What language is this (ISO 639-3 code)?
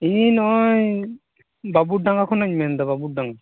sat